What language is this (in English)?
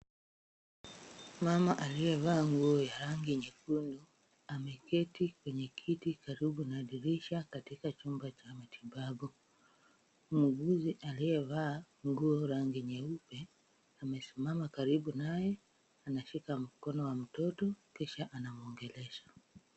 Swahili